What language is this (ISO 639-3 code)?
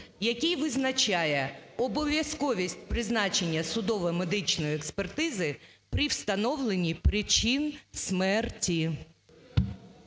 ukr